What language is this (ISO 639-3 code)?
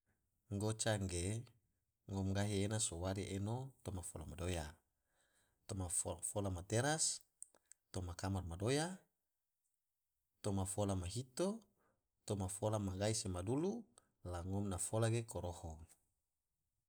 tvo